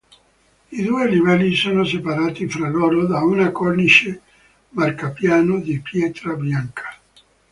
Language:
Italian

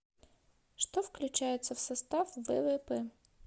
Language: Russian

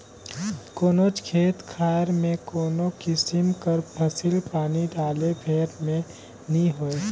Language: Chhattisgarhi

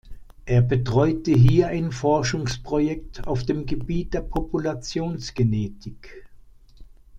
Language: German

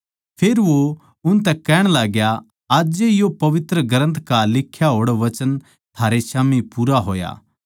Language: Haryanvi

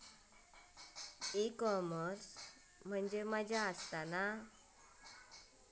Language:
Marathi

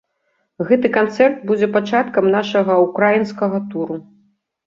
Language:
Belarusian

